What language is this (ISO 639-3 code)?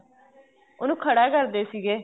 pan